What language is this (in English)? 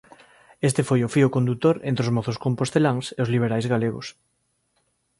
Galician